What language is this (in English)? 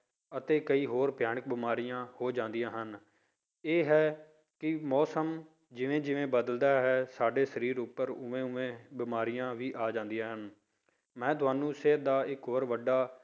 Punjabi